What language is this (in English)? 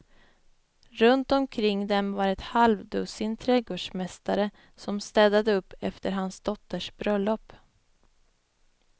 Swedish